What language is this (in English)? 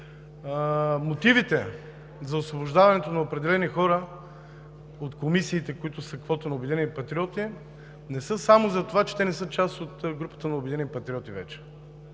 Bulgarian